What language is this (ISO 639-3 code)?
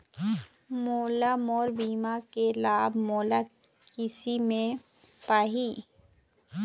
hne